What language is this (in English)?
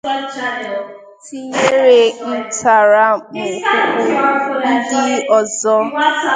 Igbo